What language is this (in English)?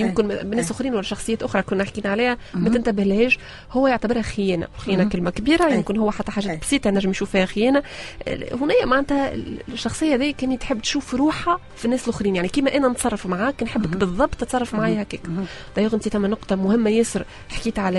Arabic